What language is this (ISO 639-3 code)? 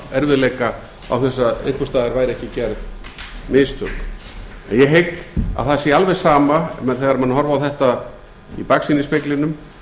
isl